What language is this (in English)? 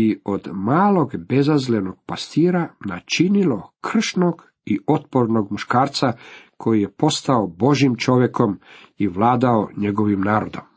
Croatian